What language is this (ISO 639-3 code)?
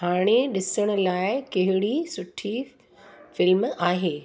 snd